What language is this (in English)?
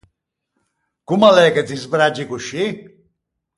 Ligurian